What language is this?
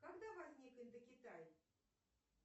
Russian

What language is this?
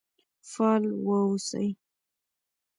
Pashto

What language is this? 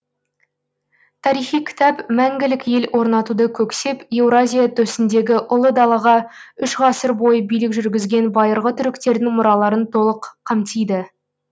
Kazakh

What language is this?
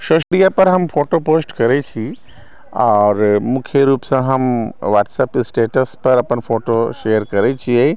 Maithili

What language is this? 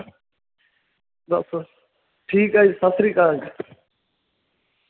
Punjabi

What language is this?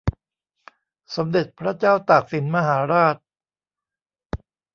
Thai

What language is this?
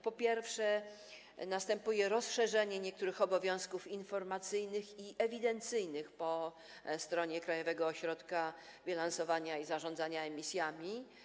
Polish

